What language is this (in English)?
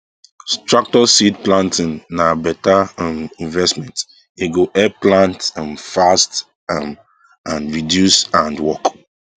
Nigerian Pidgin